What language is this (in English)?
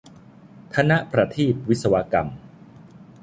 Thai